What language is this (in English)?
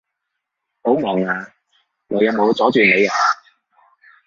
Cantonese